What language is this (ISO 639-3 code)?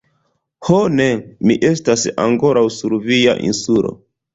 epo